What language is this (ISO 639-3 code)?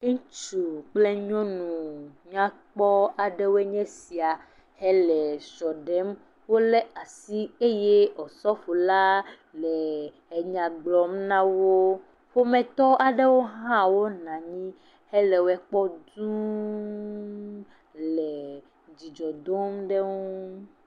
ewe